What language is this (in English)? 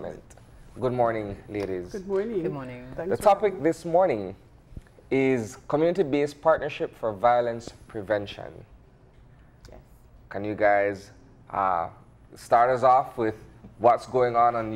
English